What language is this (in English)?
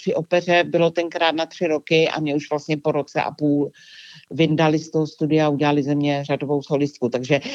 Czech